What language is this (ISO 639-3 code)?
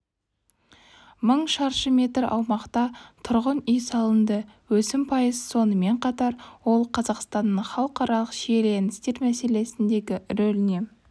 kaz